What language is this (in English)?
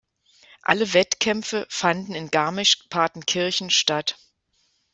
German